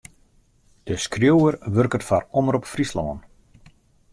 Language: Western Frisian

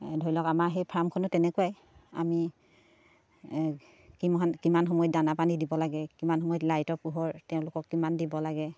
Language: Assamese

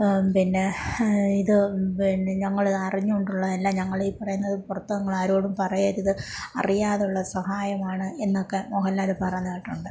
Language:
Malayalam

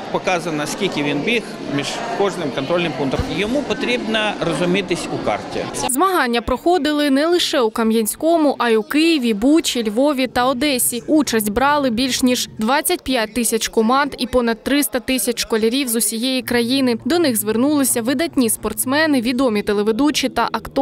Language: Ukrainian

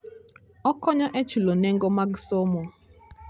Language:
Luo (Kenya and Tanzania)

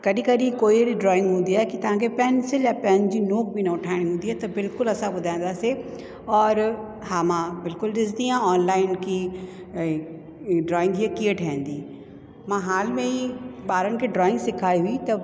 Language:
Sindhi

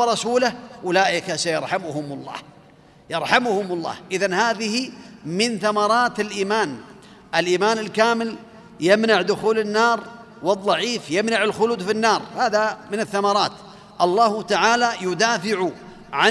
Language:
Arabic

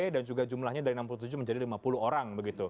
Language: Indonesian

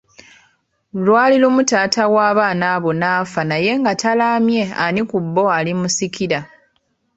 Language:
Ganda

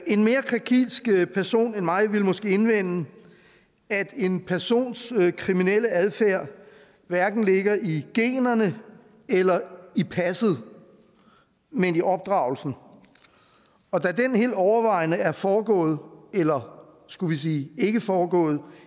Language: Danish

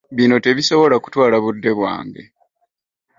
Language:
Ganda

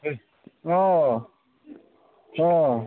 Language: Bodo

